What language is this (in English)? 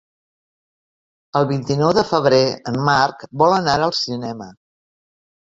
Catalan